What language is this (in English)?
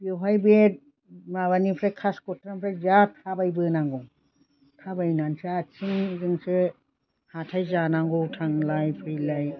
Bodo